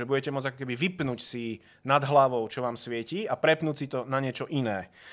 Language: Czech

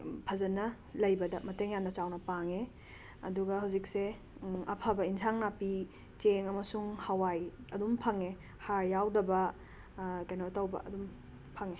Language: Manipuri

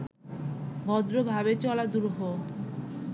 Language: Bangla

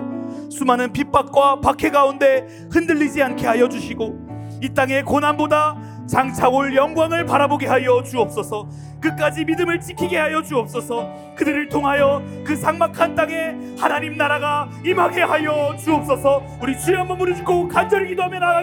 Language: Korean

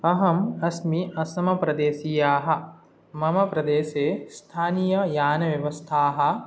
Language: Sanskrit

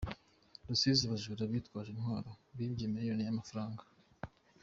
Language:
Kinyarwanda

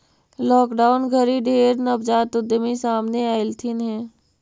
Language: Magahi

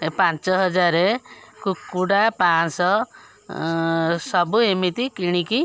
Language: Odia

